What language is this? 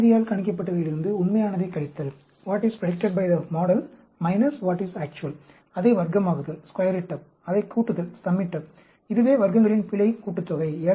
Tamil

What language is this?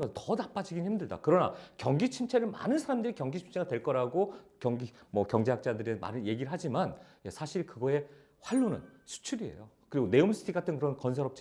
Korean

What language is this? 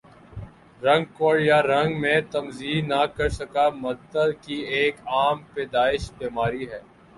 Urdu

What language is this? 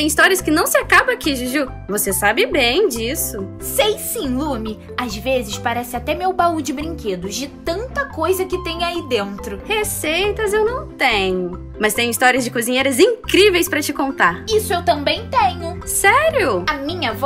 Portuguese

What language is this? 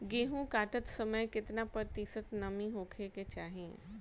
Bhojpuri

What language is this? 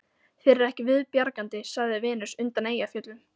Icelandic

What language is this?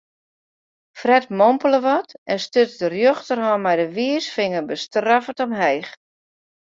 Western Frisian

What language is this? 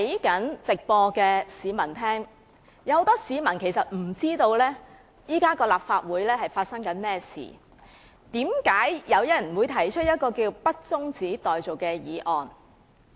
Cantonese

